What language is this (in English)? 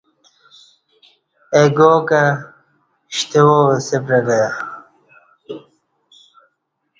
Kati